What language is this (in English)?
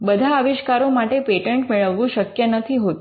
Gujarati